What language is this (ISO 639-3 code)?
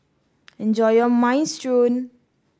eng